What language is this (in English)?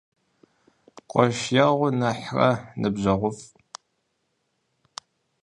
Kabardian